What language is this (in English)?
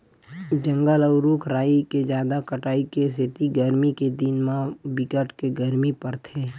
Chhattisgarhi